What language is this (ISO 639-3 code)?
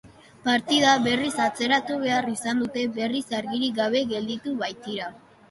eus